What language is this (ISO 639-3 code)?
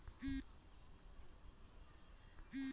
mag